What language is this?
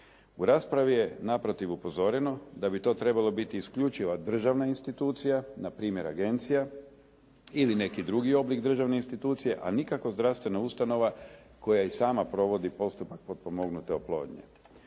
Croatian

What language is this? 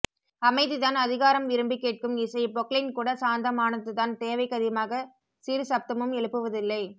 Tamil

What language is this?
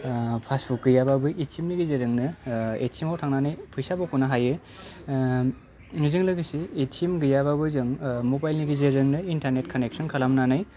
Bodo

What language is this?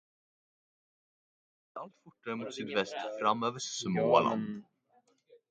Swedish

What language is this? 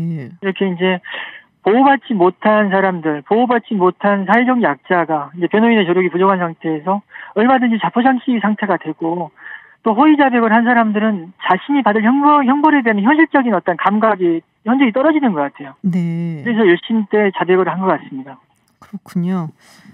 Korean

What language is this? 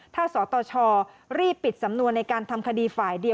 Thai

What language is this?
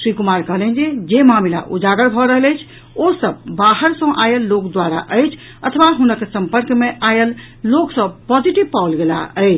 Maithili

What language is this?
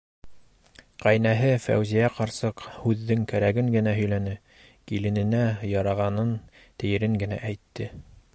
Bashkir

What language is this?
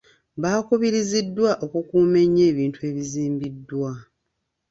Ganda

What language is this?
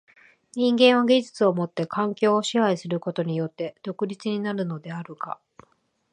Japanese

